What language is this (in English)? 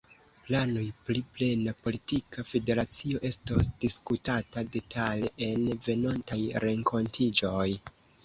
Esperanto